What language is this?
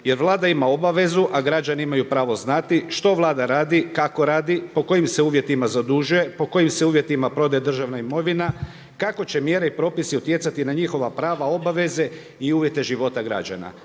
Croatian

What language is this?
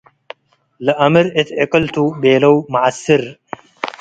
Tigre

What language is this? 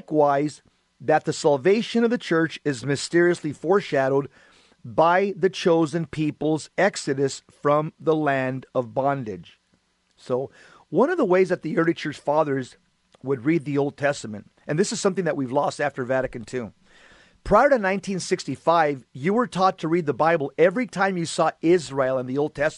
English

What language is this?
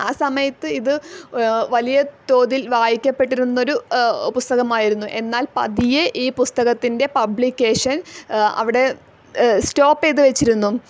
Malayalam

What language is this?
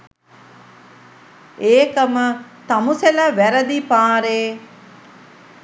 Sinhala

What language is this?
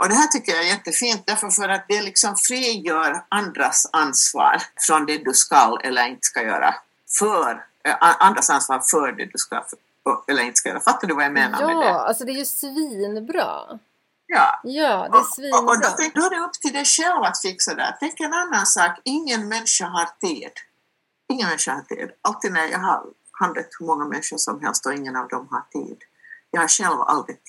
Swedish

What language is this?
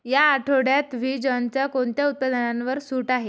Marathi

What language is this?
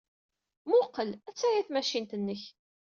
Kabyle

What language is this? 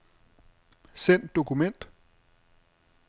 Danish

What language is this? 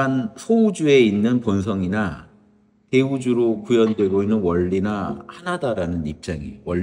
Korean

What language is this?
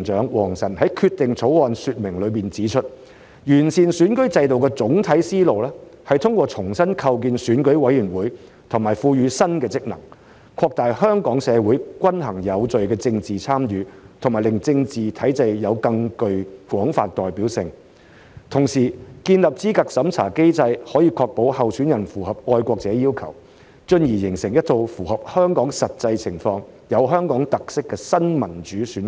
Cantonese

